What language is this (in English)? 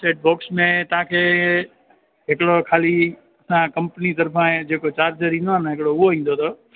Sindhi